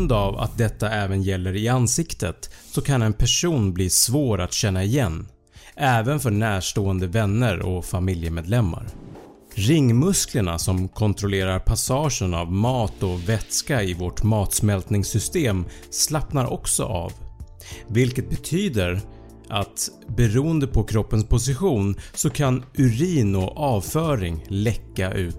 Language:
Swedish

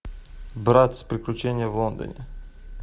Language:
Russian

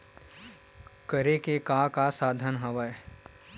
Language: Chhattisgarhi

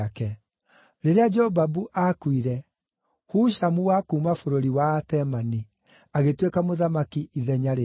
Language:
Kikuyu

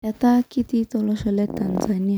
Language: Masai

